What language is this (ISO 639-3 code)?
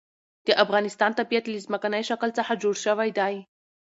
pus